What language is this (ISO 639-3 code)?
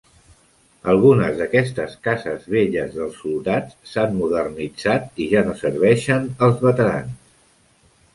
cat